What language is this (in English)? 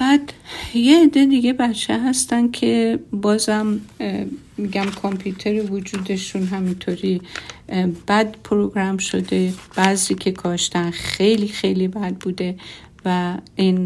Persian